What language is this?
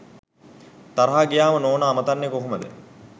Sinhala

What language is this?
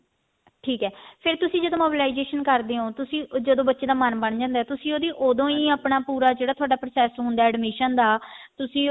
Punjabi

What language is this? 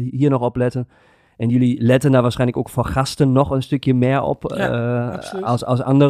Dutch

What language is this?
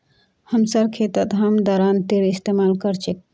Magahi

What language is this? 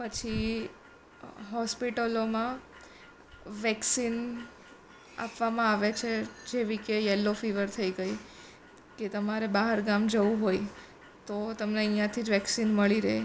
Gujarati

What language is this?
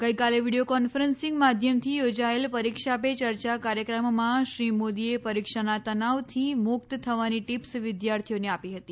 Gujarati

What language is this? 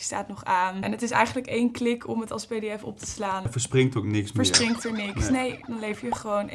Dutch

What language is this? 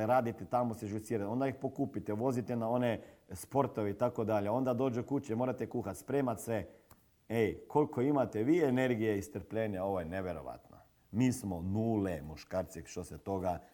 Croatian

